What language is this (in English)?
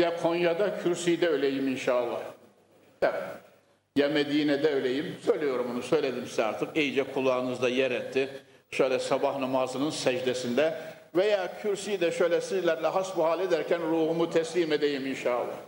Turkish